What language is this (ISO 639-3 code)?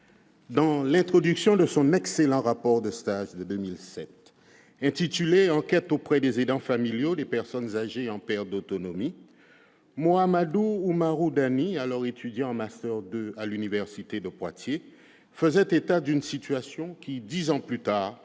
fra